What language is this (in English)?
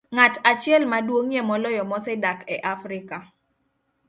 Luo (Kenya and Tanzania)